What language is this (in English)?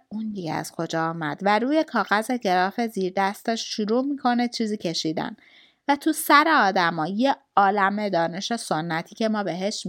Persian